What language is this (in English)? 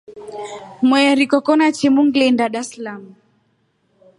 Rombo